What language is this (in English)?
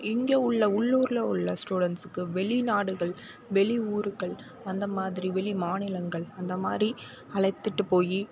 Tamil